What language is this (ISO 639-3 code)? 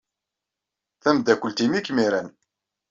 kab